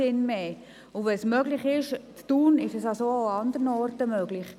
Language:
Swiss German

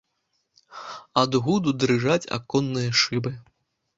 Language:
Belarusian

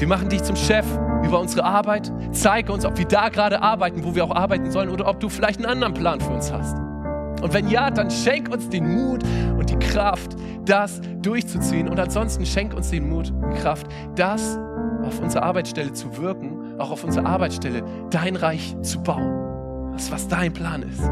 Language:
German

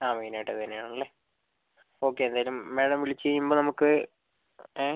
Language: Malayalam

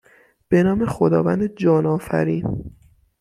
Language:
Persian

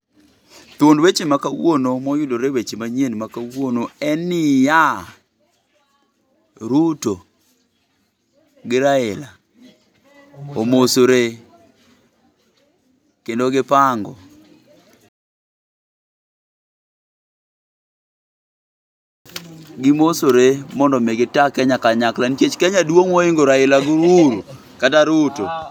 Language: Luo (Kenya and Tanzania)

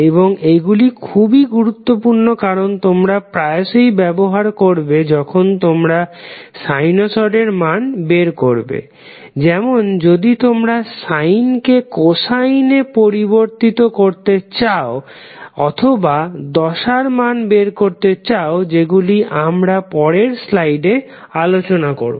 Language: Bangla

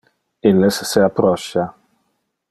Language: Interlingua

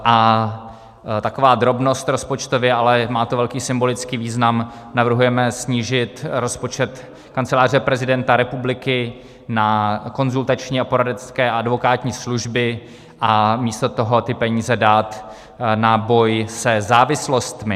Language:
Czech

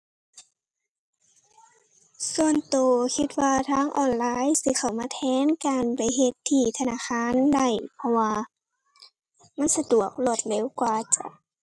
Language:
Thai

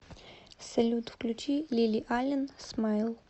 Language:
Russian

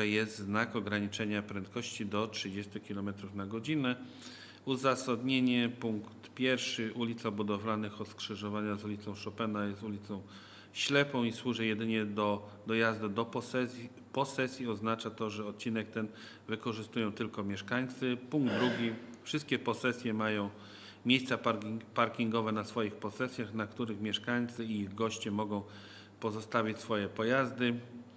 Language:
Polish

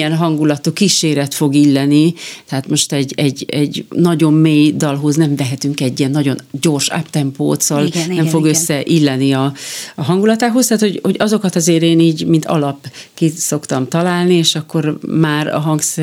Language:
Hungarian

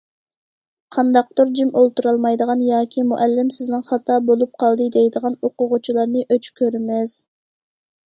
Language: Uyghur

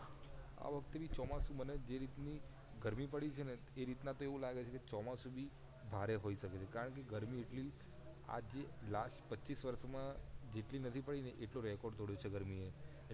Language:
Gujarati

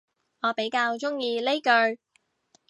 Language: Cantonese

